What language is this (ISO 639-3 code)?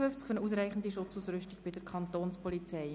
gsw